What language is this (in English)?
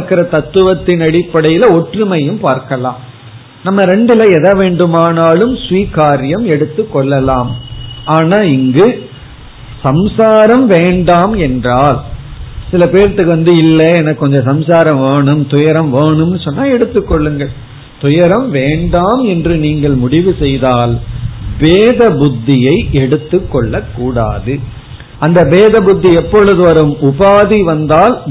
Tamil